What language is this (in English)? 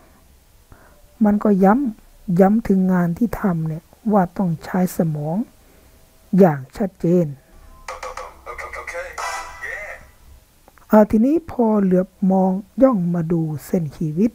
Thai